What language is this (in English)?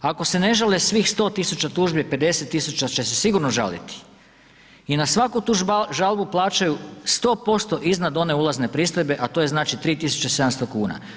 Croatian